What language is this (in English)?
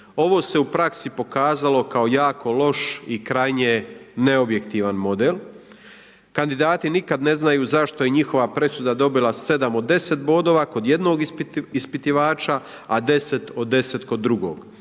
Croatian